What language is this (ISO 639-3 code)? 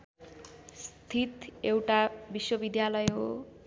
nep